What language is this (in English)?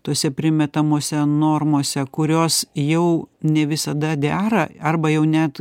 Lithuanian